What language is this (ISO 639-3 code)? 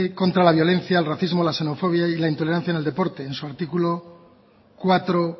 spa